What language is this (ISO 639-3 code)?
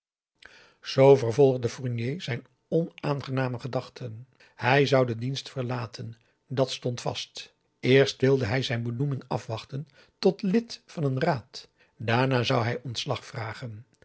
nld